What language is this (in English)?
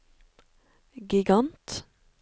Norwegian